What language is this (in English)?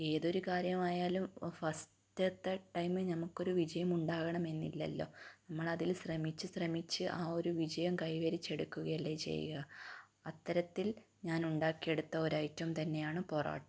Malayalam